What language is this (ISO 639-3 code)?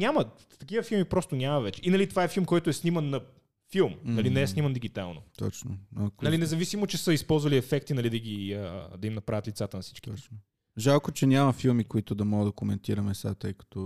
bul